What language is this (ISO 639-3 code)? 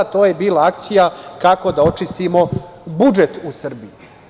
srp